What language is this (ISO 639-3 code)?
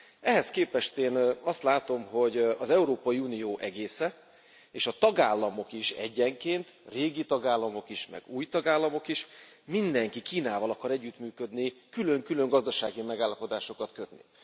hun